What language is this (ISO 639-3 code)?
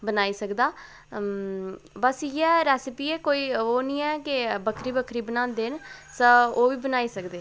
doi